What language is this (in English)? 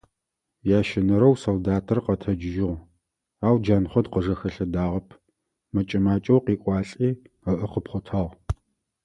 Adyghe